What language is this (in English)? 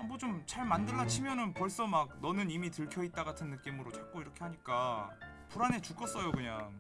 Korean